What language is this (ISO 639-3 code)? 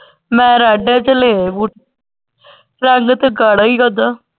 pan